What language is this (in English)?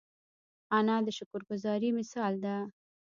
Pashto